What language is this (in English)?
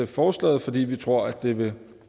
Danish